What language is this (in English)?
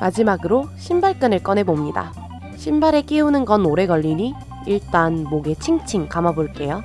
Korean